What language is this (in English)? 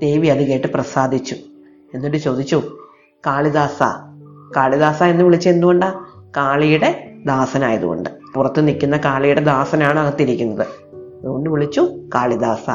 Malayalam